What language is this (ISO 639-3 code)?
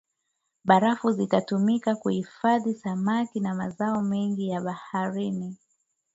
swa